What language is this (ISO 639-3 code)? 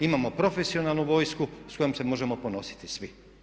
hrv